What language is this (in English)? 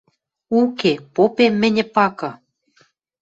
Western Mari